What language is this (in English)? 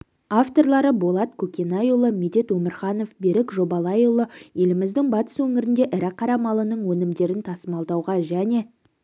Kazakh